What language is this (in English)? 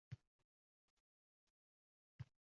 Uzbek